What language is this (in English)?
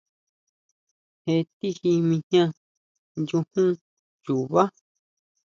Huautla Mazatec